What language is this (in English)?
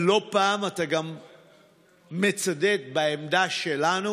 Hebrew